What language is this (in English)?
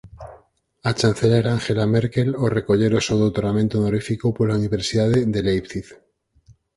Galician